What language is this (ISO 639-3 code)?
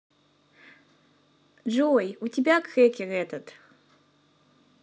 rus